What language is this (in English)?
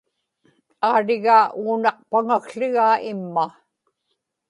Inupiaq